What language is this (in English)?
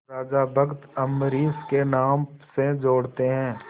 Hindi